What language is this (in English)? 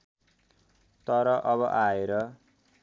Nepali